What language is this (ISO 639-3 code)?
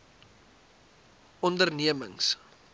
afr